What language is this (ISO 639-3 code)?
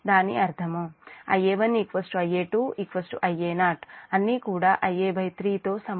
tel